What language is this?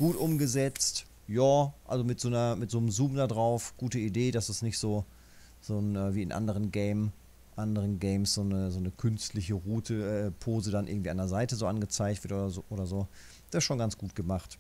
German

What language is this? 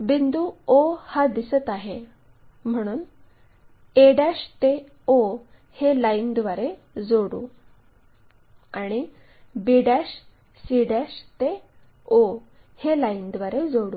Marathi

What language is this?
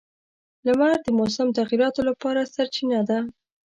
Pashto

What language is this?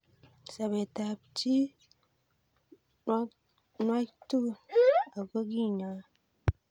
Kalenjin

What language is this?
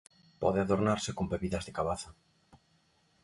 Galician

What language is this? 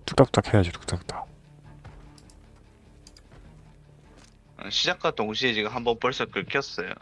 Korean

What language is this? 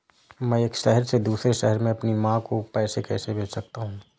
Hindi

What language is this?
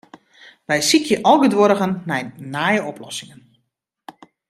Western Frisian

